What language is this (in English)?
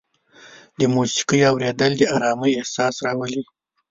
Pashto